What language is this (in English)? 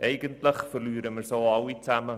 Swiss German